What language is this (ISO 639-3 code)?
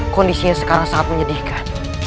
ind